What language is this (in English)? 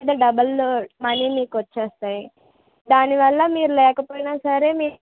Telugu